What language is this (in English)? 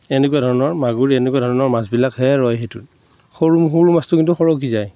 Assamese